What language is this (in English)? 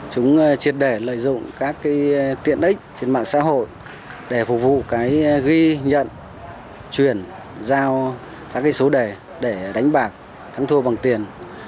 Vietnamese